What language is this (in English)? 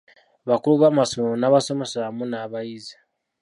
Ganda